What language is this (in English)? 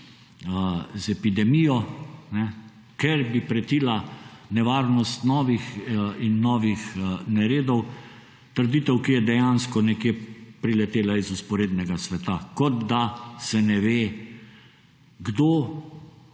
Slovenian